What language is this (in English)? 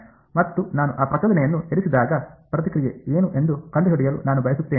Kannada